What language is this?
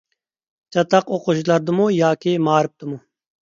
Uyghur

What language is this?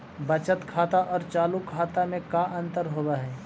Magahi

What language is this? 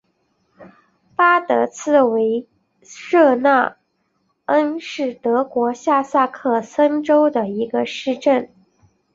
Chinese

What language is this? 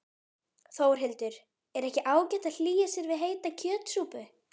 Icelandic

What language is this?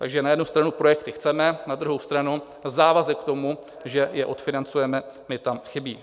Czech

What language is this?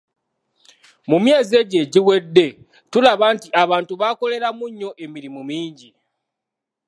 Ganda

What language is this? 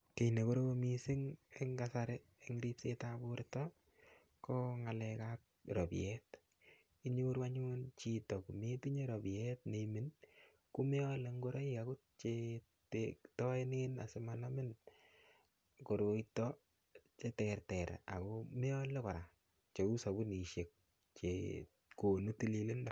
Kalenjin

